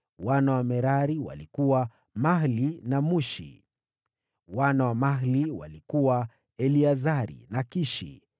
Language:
Swahili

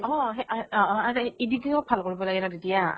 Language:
Assamese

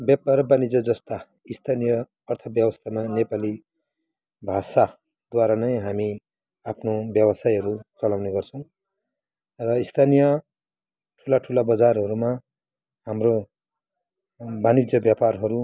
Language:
Nepali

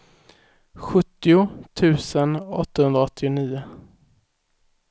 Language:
Swedish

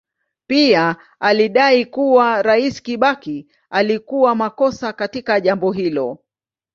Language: Swahili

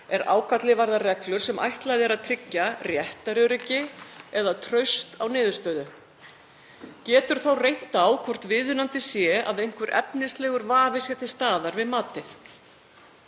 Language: Icelandic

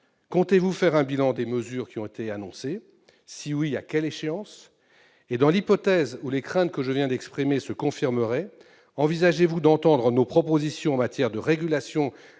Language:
French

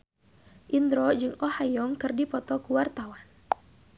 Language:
Sundanese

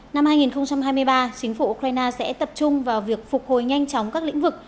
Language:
Vietnamese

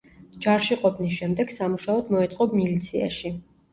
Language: Georgian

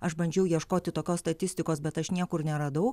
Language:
Lithuanian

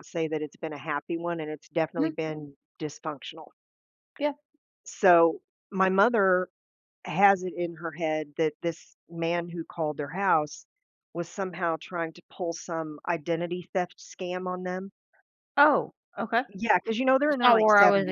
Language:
English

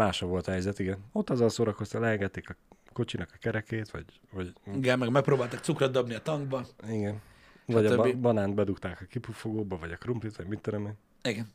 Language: Hungarian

